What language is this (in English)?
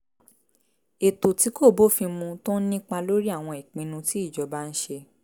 Yoruba